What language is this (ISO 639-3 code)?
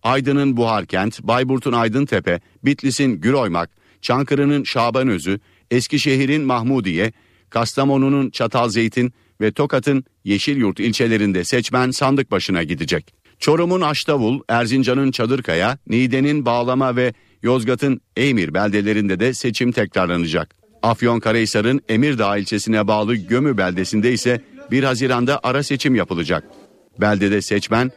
tur